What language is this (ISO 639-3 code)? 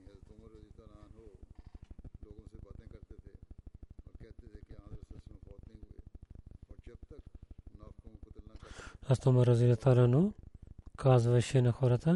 bul